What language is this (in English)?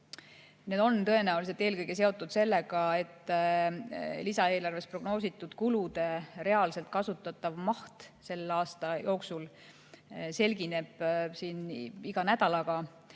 Estonian